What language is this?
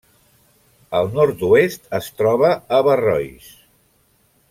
Catalan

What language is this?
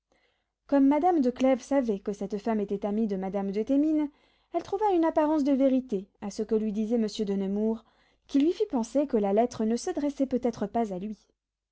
French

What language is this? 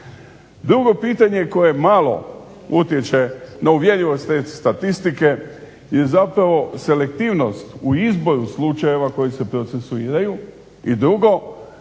Croatian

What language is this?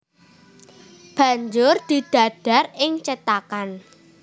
Javanese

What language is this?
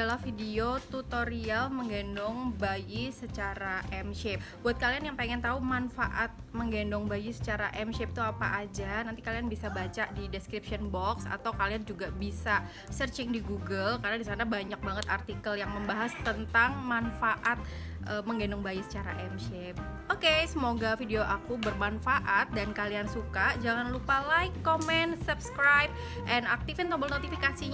Indonesian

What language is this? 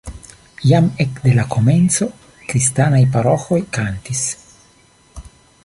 Esperanto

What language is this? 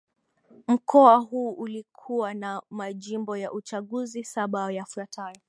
Swahili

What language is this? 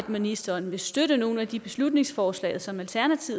Danish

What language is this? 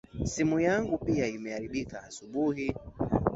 Swahili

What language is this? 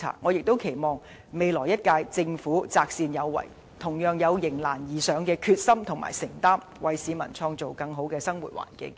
Cantonese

